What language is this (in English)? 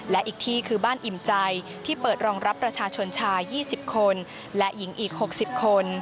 Thai